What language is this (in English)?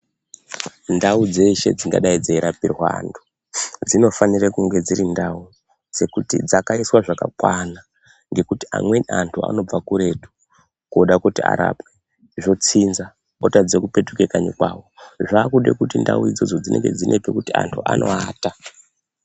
Ndau